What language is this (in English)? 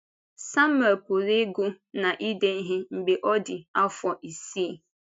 Igbo